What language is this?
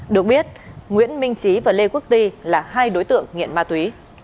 Vietnamese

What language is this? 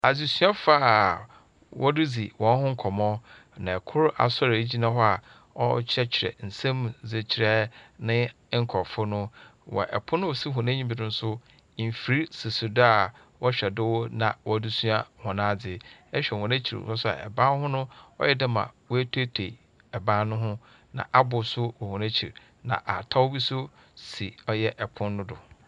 Akan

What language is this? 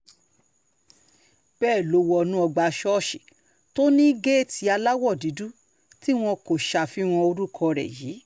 Yoruba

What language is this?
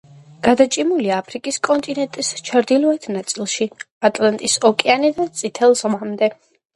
Georgian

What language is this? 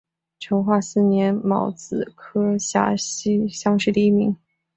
Chinese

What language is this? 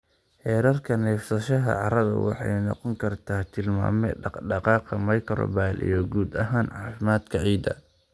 Somali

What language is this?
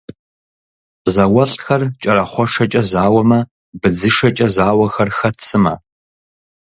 Kabardian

